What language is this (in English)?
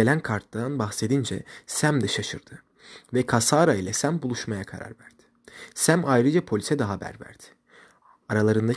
Turkish